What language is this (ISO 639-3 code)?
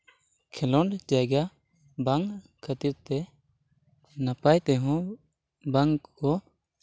sat